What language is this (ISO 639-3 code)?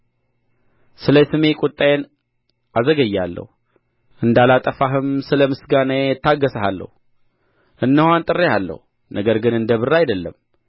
amh